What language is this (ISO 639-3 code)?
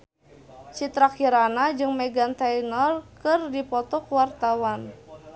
sun